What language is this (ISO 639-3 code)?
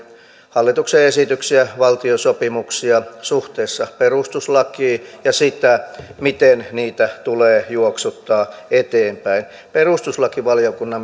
fin